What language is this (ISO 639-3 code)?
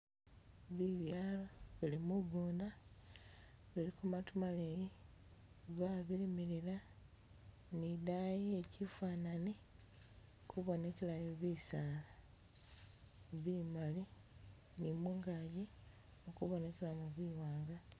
myx